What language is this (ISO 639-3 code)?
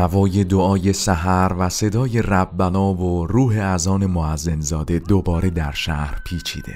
fas